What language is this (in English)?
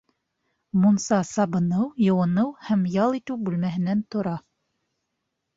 Bashkir